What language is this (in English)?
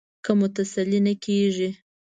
Pashto